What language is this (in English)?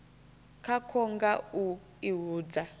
Venda